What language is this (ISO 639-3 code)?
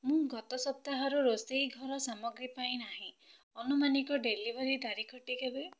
ori